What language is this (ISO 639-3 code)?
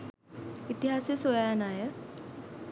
sin